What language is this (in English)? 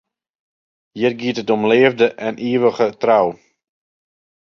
Western Frisian